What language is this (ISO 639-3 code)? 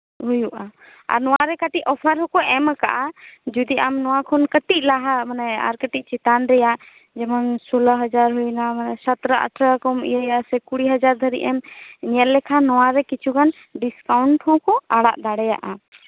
sat